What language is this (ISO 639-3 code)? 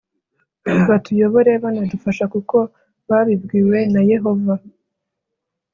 kin